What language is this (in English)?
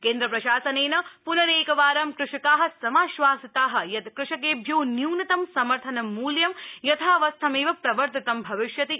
Sanskrit